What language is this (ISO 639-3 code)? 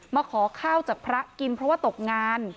tha